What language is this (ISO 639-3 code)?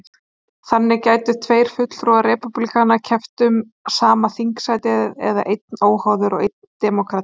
isl